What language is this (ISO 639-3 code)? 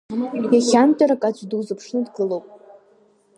abk